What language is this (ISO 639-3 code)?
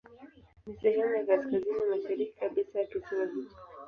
swa